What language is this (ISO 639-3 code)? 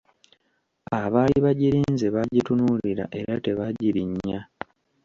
lug